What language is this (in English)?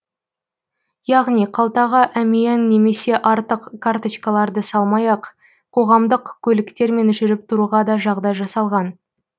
Kazakh